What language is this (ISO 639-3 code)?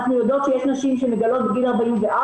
heb